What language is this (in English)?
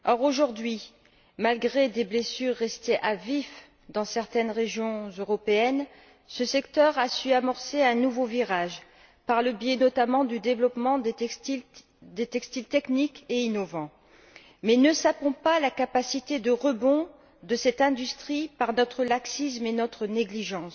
French